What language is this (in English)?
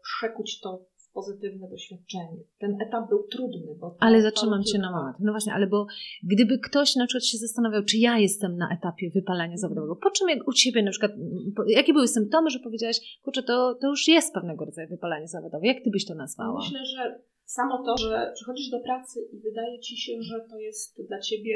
Polish